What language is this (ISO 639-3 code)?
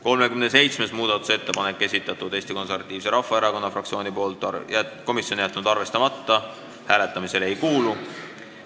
est